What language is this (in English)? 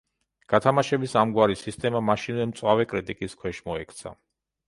Georgian